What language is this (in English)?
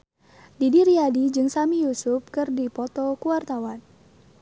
Sundanese